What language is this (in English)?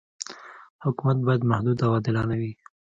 Pashto